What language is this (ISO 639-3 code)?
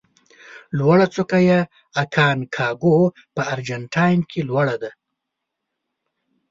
pus